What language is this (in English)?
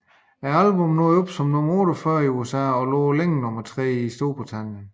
Danish